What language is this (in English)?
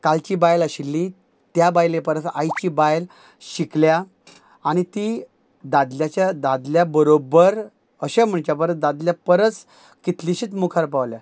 Konkani